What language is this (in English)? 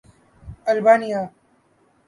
Urdu